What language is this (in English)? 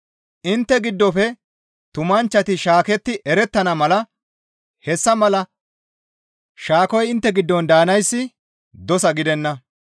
Gamo